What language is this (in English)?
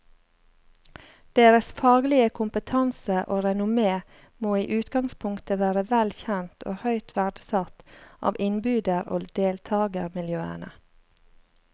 Norwegian